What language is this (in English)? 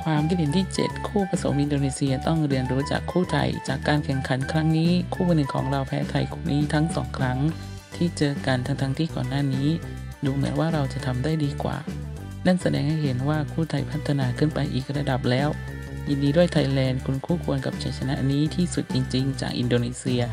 Thai